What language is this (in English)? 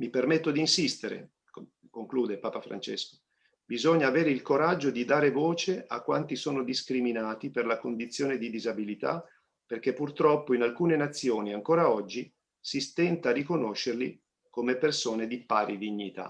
Italian